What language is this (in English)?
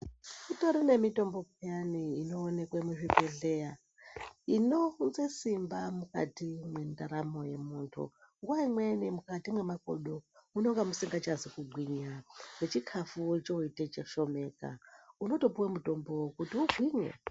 Ndau